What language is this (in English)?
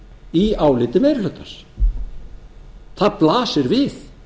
Icelandic